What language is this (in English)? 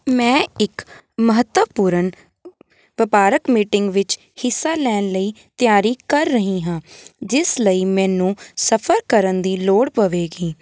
Punjabi